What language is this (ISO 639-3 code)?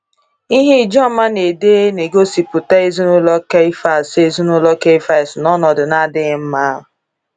ibo